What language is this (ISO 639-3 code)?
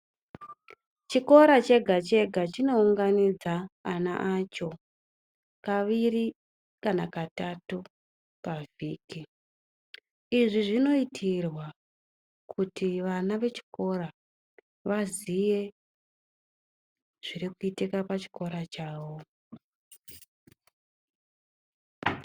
ndc